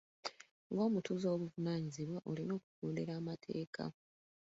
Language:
Ganda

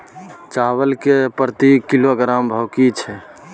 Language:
Maithili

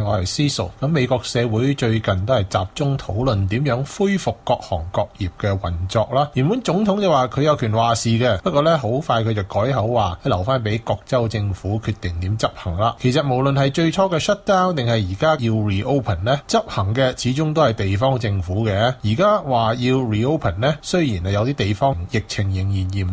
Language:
Chinese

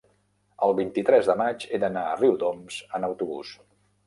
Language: Catalan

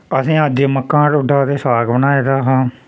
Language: Dogri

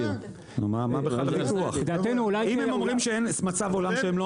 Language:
Hebrew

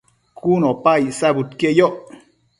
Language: Matsés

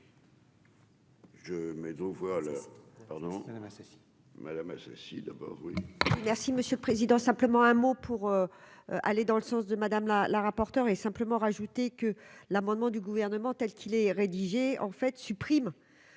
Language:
French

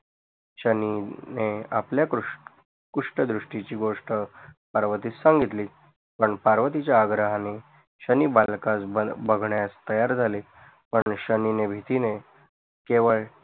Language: Marathi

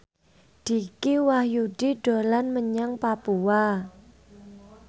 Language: Javanese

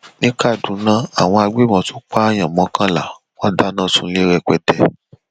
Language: Yoruba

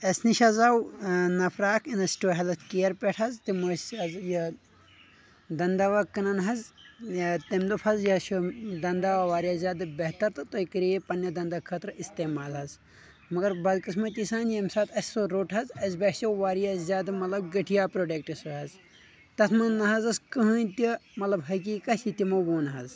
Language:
Kashmiri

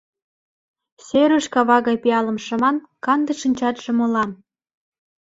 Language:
Mari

